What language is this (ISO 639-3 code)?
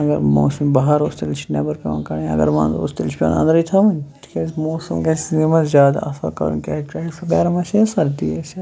kas